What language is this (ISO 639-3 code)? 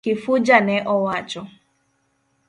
luo